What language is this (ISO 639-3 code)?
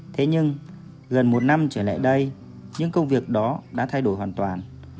vie